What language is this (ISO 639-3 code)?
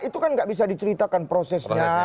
ind